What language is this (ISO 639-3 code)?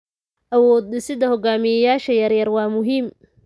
som